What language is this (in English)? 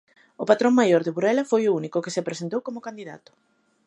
Galician